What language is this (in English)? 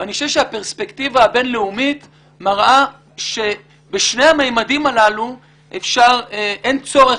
Hebrew